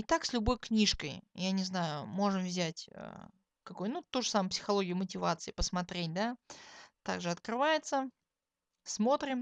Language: Russian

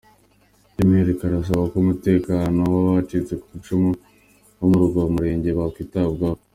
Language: Kinyarwanda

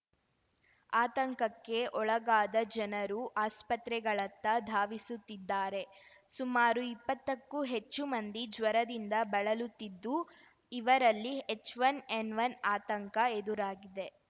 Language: Kannada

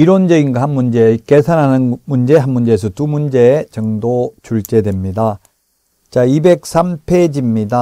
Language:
Korean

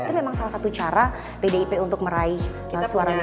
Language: Indonesian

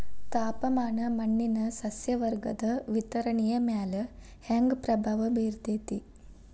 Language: Kannada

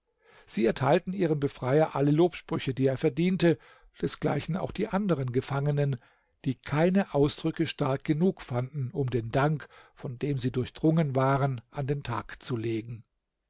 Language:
German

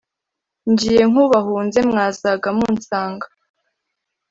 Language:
Kinyarwanda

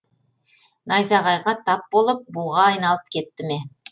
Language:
Kazakh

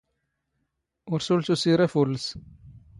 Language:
Standard Moroccan Tamazight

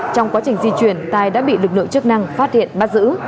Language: Vietnamese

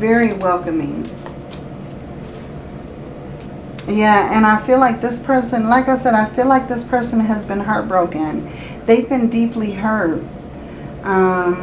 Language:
English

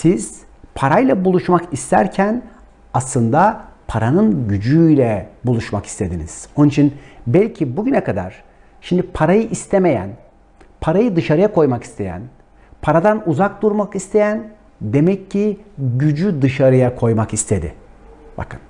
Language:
Turkish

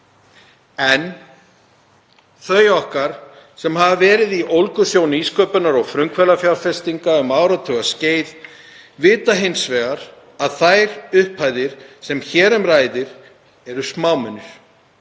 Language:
Icelandic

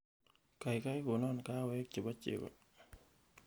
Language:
Kalenjin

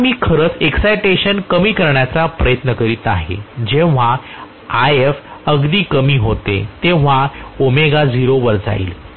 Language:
Marathi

